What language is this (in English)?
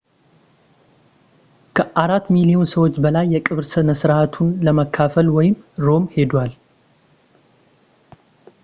Amharic